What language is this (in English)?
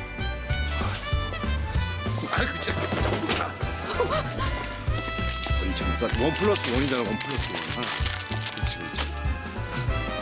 Korean